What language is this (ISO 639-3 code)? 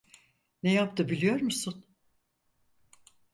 tur